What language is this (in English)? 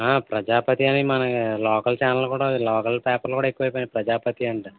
Telugu